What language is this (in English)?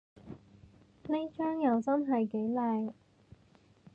Cantonese